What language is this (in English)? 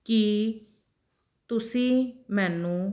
Punjabi